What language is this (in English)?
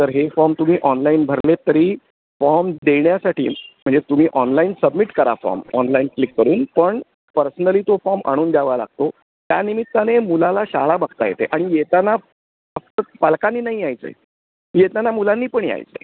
Marathi